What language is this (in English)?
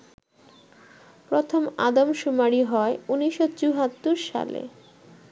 Bangla